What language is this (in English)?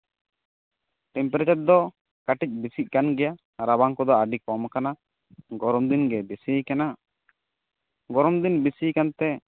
Santali